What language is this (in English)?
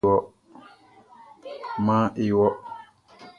Baoulé